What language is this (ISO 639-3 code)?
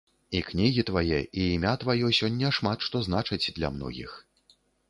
bel